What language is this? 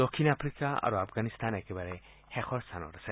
Assamese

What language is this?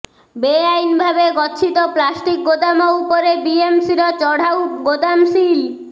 Odia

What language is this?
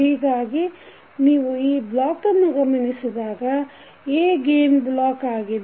Kannada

